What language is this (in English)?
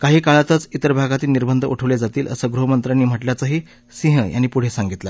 Marathi